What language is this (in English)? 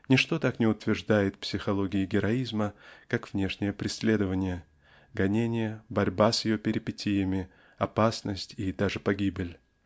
Russian